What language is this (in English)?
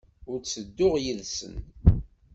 Kabyle